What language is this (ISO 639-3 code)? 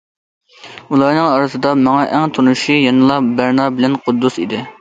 uig